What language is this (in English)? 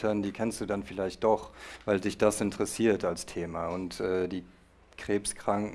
German